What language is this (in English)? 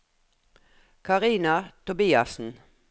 Norwegian